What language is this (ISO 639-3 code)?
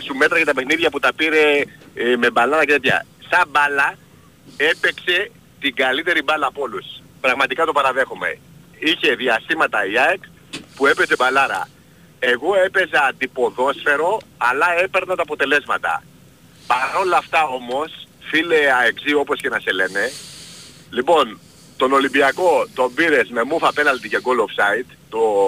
ell